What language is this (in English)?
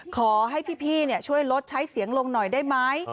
Thai